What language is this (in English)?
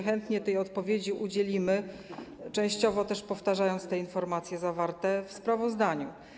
Polish